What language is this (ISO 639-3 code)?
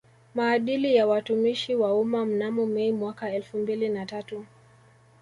swa